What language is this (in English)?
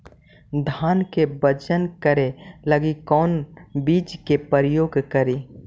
Magahi